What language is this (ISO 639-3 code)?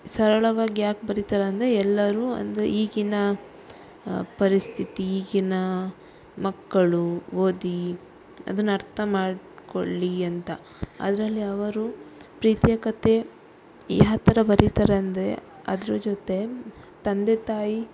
kan